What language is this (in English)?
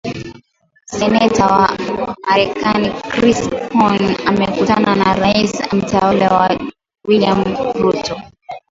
Swahili